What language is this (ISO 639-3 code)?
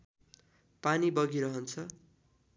nep